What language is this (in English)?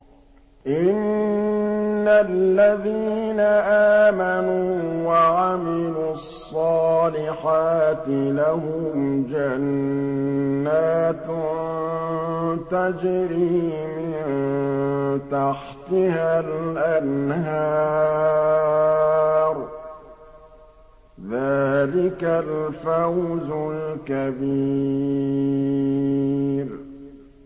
Arabic